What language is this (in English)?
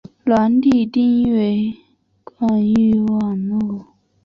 Chinese